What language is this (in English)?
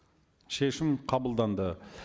Kazakh